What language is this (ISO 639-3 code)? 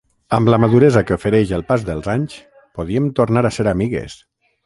cat